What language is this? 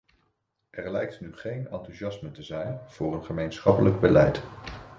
Dutch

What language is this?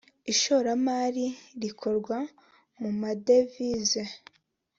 Kinyarwanda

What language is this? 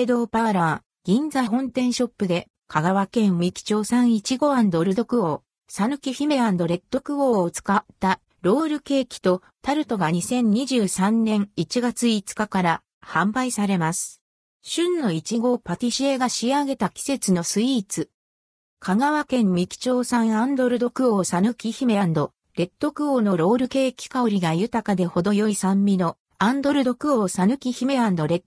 Japanese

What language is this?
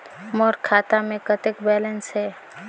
Chhattisgarhi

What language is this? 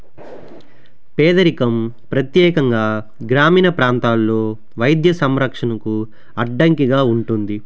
Telugu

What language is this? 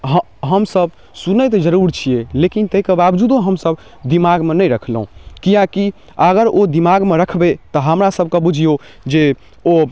Maithili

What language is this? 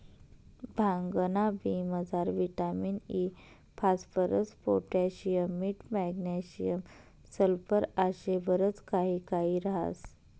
Marathi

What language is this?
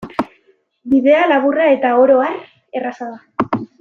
Basque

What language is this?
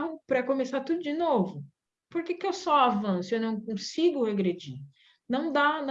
Portuguese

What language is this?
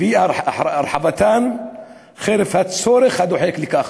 Hebrew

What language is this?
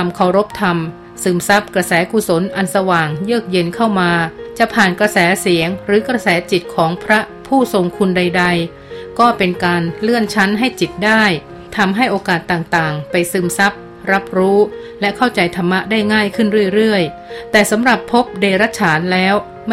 Thai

